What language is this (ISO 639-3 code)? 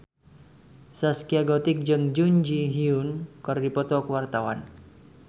sun